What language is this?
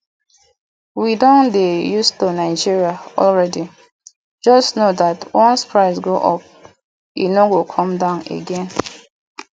Nigerian Pidgin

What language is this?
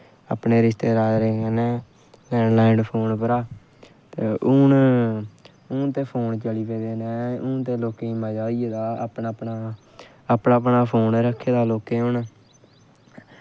Dogri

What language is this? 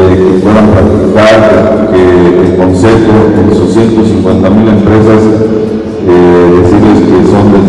Spanish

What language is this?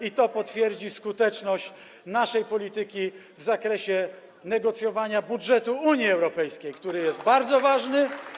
Polish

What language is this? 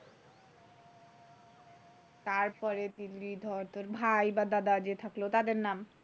Bangla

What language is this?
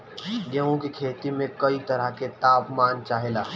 Bhojpuri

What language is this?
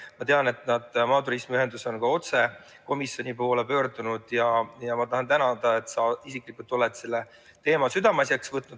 Estonian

